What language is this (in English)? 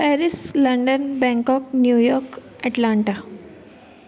Sindhi